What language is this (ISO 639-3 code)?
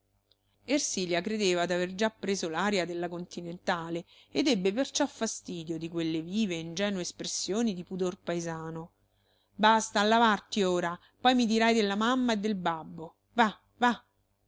ita